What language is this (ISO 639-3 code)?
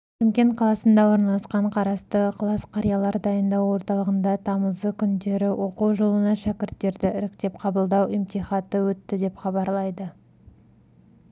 kaz